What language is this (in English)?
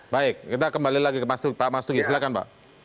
Indonesian